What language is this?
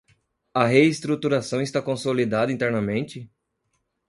Portuguese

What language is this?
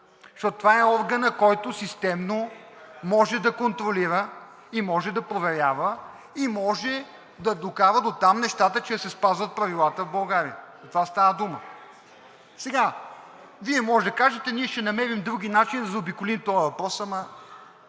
Bulgarian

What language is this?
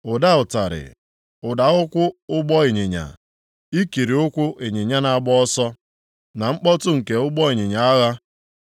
Igbo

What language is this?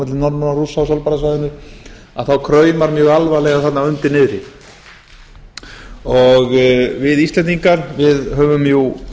Icelandic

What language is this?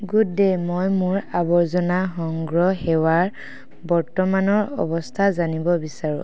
Assamese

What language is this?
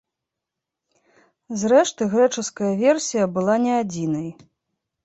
Belarusian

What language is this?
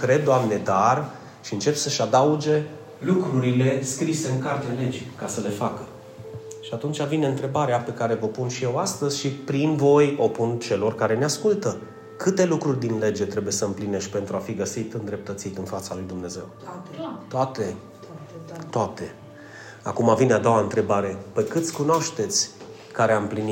Romanian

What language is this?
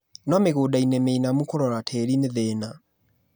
Kikuyu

